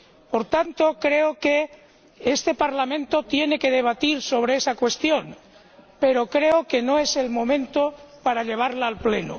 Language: Spanish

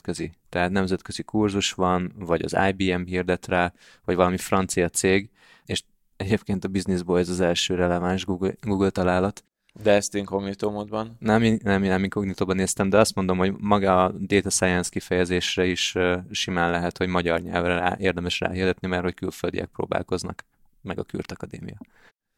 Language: Hungarian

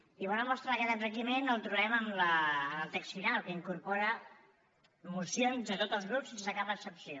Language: Catalan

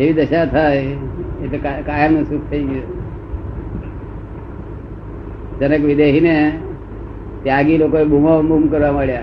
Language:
Gujarati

